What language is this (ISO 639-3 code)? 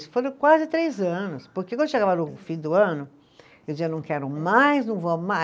por